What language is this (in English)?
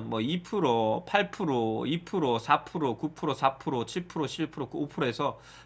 Korean